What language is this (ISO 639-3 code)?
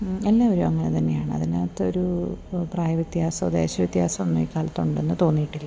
mal